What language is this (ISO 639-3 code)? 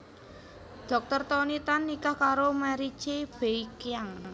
jav